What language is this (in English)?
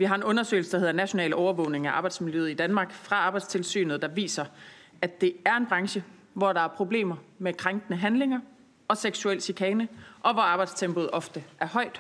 Danish